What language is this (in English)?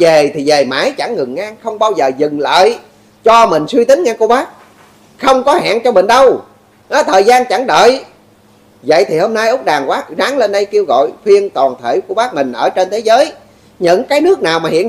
Vietnamese